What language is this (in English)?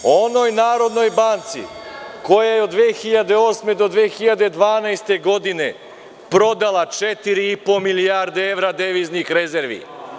Serbian